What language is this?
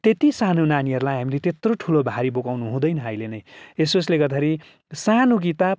Nepali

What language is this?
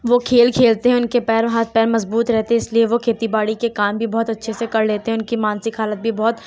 Urdu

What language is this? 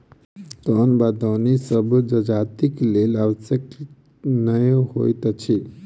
Maithili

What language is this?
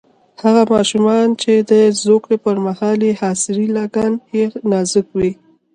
Pashto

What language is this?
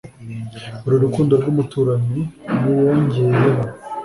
Kinyarwanda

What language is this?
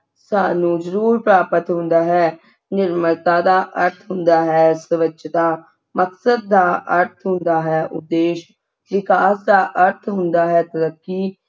Punjabi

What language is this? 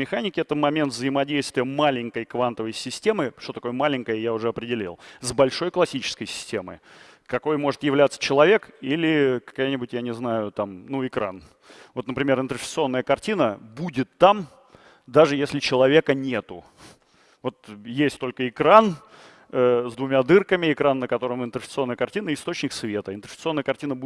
Russian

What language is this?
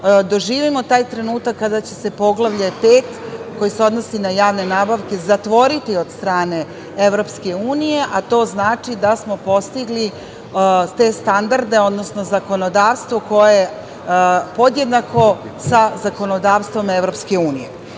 Serbian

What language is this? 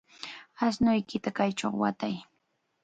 Chiquián Ancash Quechua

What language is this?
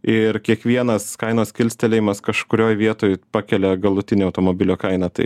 Lithuanian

